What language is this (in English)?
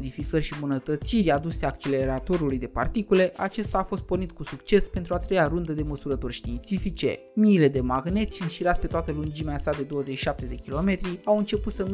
Romanian